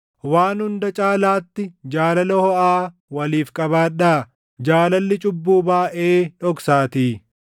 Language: Oromo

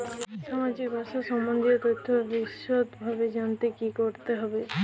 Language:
Bangla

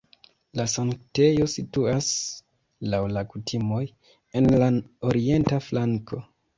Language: Esperanto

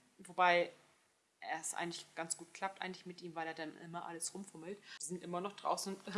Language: German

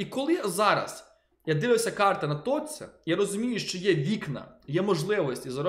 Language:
Ukrainian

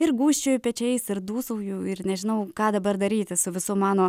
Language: Lithuanian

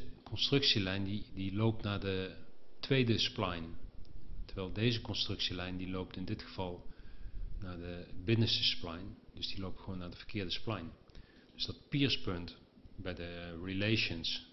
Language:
Dutch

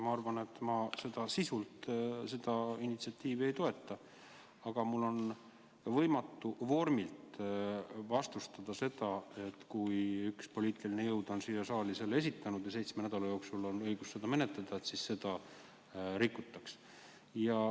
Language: Estonian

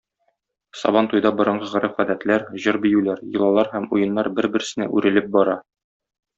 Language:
Tatar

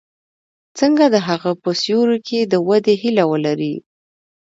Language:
Pashto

